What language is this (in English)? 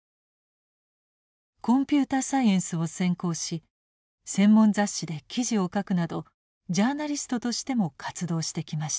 Japanese